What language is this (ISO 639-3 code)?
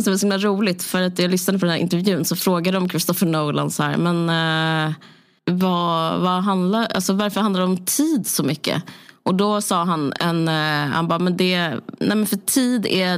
swe